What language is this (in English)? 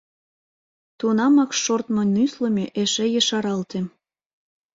Mari